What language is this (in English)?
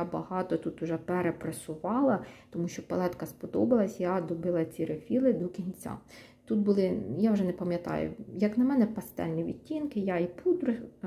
Ukrainian